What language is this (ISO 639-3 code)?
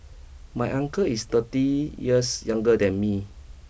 eng